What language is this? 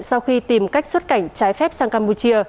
Vietnamese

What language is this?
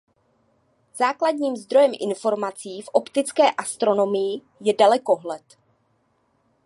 Czech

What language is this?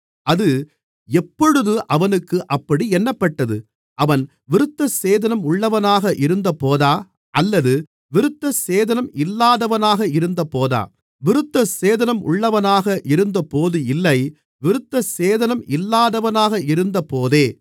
Tamil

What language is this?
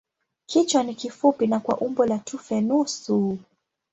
Swahili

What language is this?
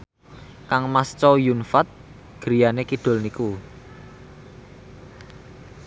Javanese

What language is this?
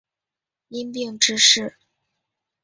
Chinese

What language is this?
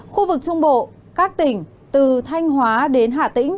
Vietnamese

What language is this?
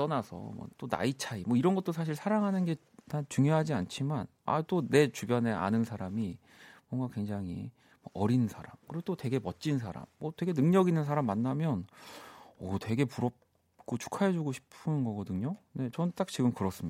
Korean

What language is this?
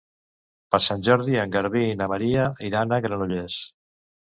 Catalan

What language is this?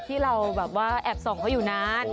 Thai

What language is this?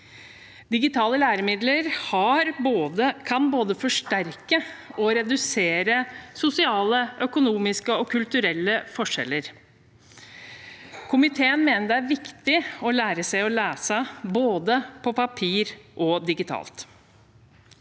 Norwegian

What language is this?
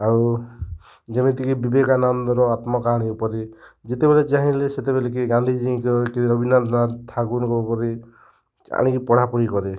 Odia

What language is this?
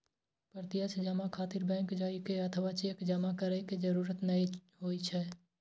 Maithili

